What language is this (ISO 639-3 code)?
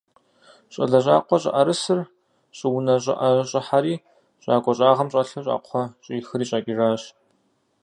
kbd